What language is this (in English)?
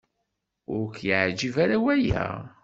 Kabyle